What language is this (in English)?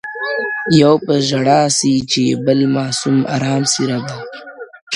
Pashto